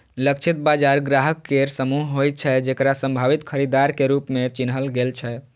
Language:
Maithili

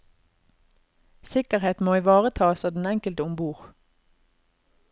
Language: Norwegian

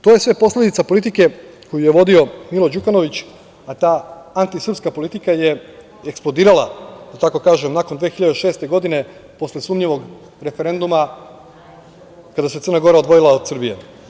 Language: Serbian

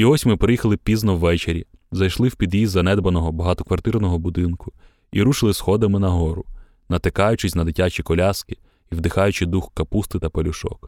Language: Ukrainian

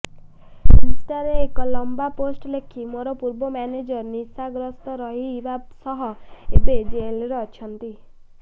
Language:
Odia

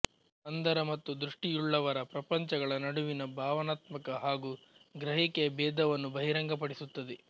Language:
Kannada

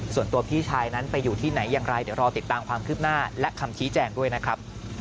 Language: Thai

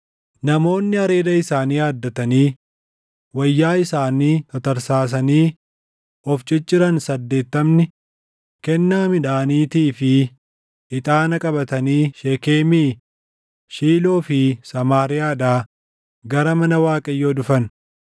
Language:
Oromo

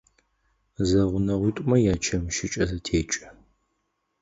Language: Adyghe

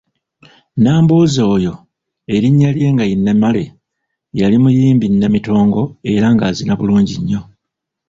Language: Ganda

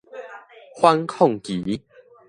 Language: Min Nan Chinese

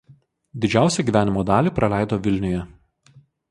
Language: Lithuanian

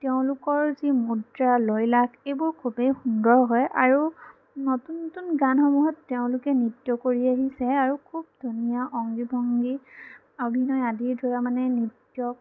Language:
Assamese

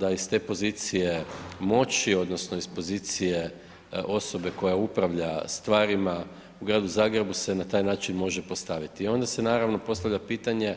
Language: Croatian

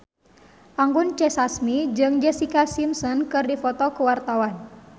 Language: Sundanese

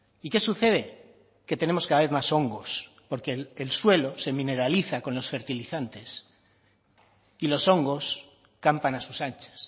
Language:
Spanish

